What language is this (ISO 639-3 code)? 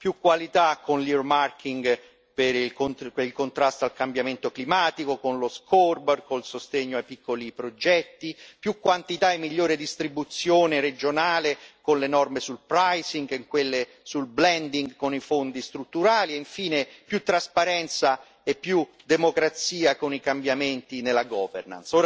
ita